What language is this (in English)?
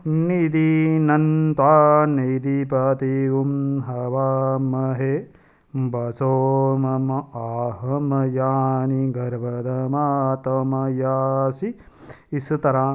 Dogri